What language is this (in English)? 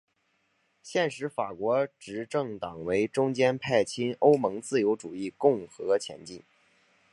Chinese